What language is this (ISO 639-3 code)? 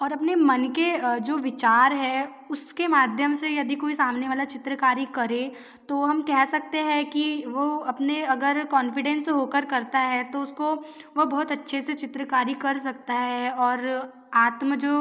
hin